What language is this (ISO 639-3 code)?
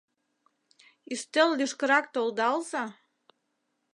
chm